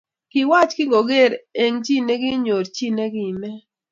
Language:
Kalenjin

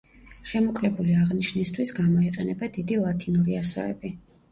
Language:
Georgian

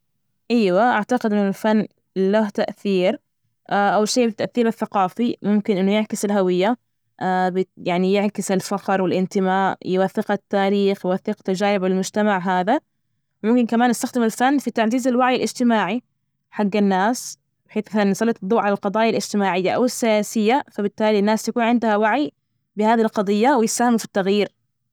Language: Najdi Arabic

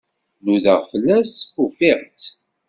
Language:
Kabyle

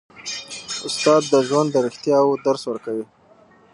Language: Pashto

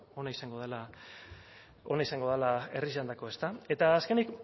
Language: Basque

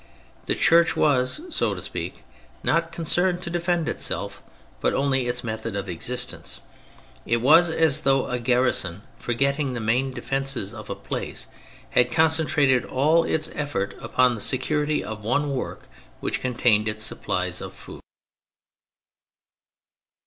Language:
English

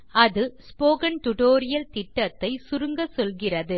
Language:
Tamil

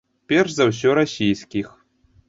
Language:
Belarusian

